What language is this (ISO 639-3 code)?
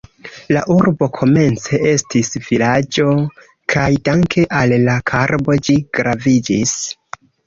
epo